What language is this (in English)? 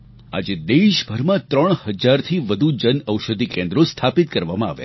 Gujarati